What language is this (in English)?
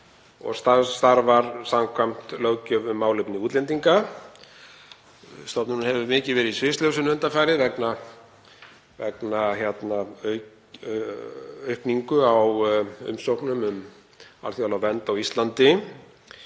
Icelandic